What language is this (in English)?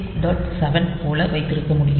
Tamil